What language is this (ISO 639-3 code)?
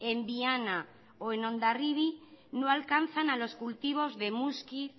spa